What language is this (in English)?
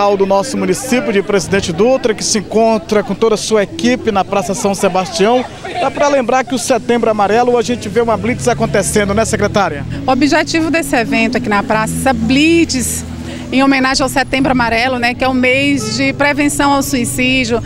Portuguese